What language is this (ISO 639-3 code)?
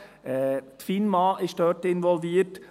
gsw